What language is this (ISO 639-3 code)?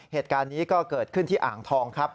tha